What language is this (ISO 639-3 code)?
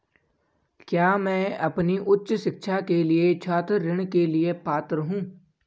hin